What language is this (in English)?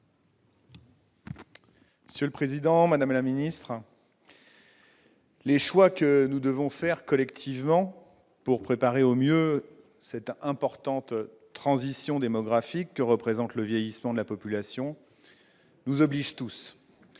French